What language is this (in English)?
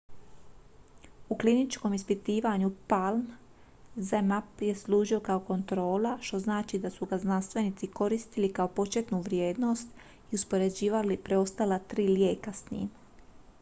Croatian